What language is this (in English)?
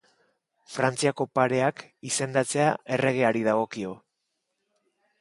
Basque